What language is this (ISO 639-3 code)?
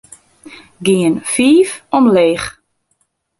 fry